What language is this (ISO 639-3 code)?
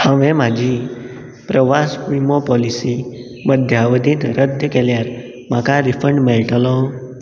kok